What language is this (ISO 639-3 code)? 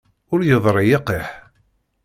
kab